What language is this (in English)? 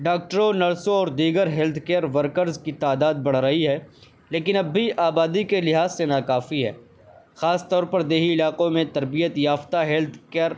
Urdu